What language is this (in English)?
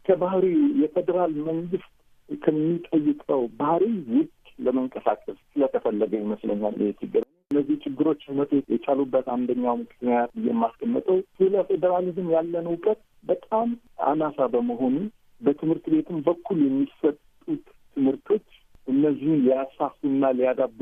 Amharic